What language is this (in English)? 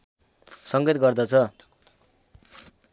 Nepali